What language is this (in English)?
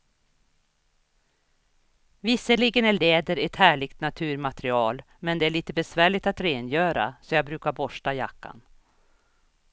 Swedish